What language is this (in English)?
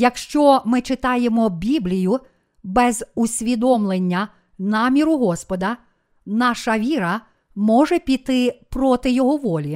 Ukrainian